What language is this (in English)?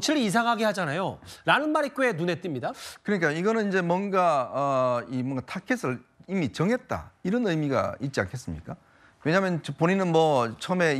Korean